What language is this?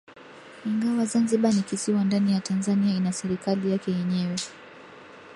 Swahili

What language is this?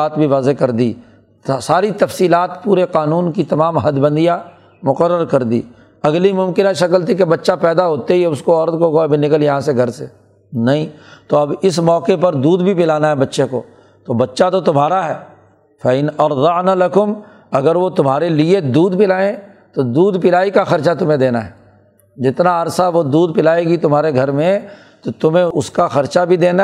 Urdu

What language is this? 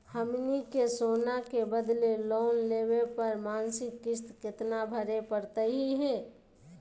Magahi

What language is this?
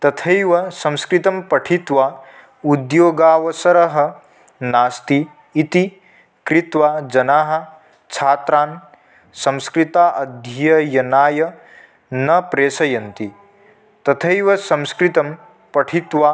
Sanskrit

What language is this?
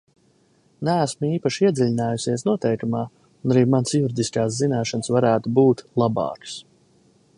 Latvian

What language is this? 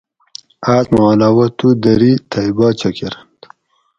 Gawri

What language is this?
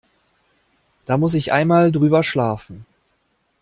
German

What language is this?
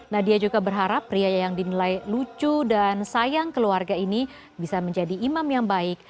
Indonesian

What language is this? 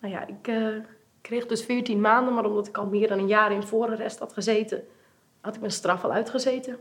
Dutch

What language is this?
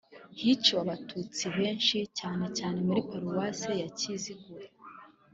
Kinyarwanda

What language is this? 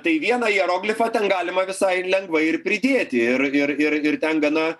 Lithuanian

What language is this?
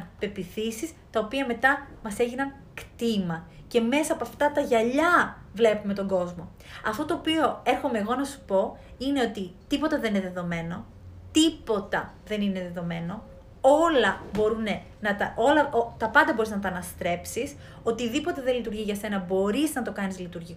Greek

